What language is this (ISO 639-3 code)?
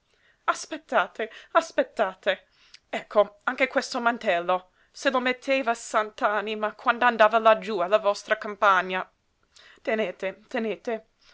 ita